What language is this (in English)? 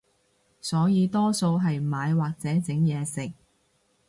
Cantonese